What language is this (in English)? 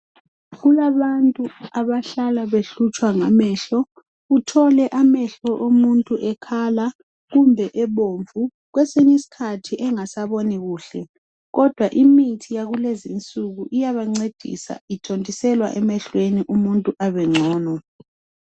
North Ndebele